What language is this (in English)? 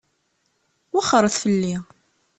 Kabyle